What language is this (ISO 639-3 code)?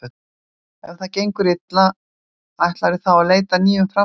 isl